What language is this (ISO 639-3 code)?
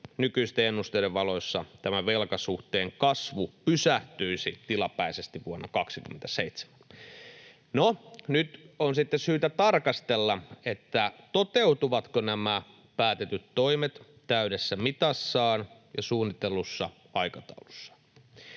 fin